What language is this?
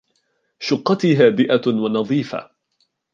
Arabic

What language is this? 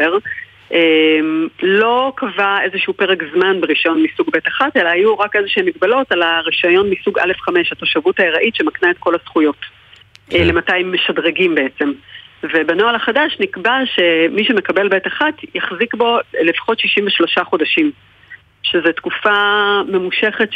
Hebrew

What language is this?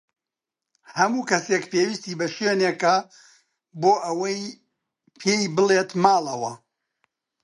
Central Kurdish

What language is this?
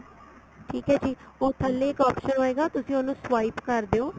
Punjabi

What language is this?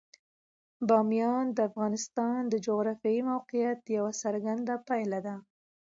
Pashto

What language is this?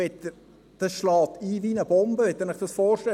Swiss German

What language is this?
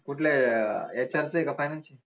Marathi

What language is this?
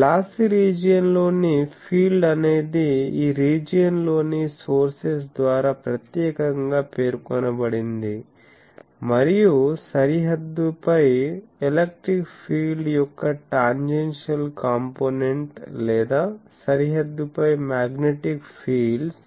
Telugu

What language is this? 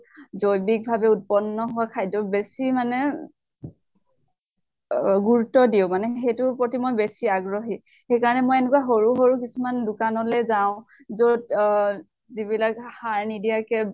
Assamese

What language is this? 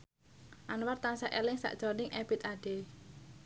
Javanese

